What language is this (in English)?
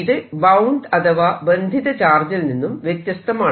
Malayalam